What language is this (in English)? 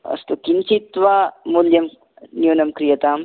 Sanskrit